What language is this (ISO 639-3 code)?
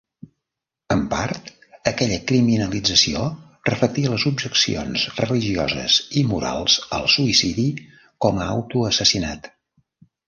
cat